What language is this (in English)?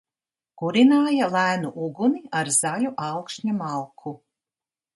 Latvian